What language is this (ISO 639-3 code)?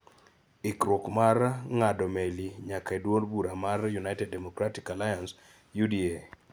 luo